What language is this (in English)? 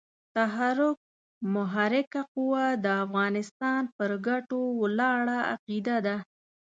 Pashto